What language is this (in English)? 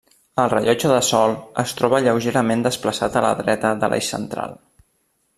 Catalan